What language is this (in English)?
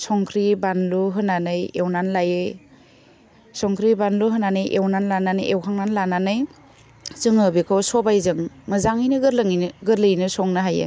Bodo